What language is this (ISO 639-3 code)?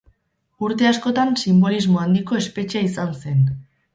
eus